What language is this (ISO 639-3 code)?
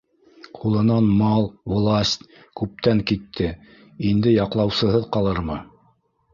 bak